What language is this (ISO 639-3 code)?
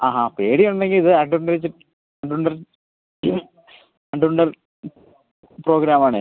mal